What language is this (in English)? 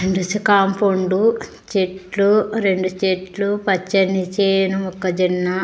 Telugu